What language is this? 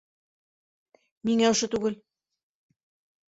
Bashkir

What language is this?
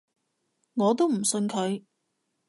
Cantonese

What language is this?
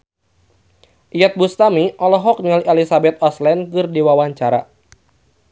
Sundanese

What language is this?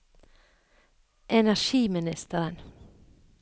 Norwegian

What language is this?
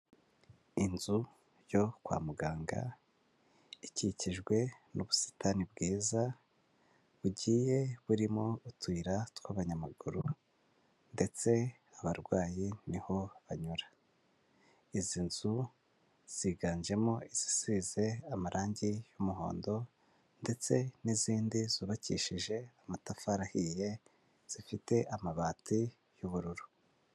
Kinyarwanda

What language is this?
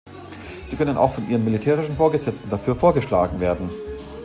German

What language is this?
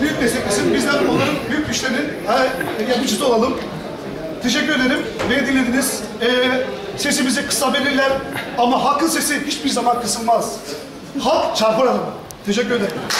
Turkish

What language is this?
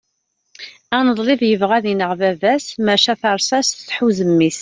Kabyle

